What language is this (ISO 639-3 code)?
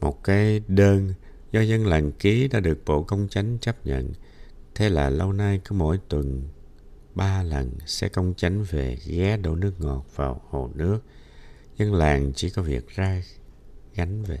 vie